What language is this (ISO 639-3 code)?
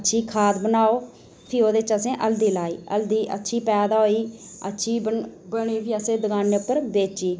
doi